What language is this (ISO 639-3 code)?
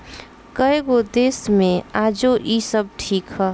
bho